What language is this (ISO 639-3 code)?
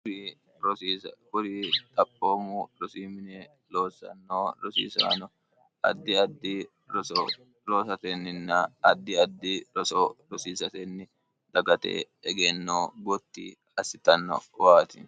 sid